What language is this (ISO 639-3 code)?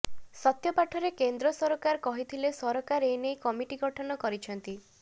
ori